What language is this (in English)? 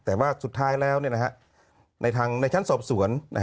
Thai